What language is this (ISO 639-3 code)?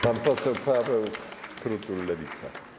pol